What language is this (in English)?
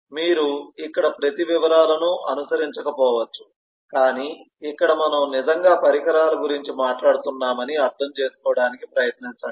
Telugu